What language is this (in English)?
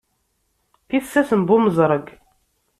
Kabyle